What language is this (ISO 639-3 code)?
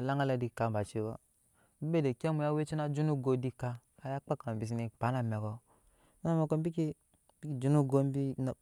yes